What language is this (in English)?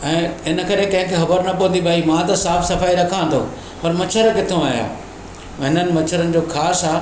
Sindhi